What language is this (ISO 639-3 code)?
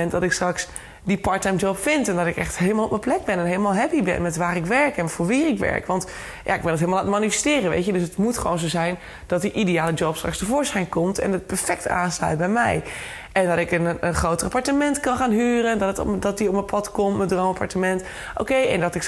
nld